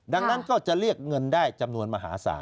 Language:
Thai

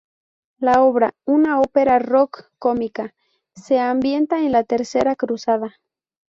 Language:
Spanish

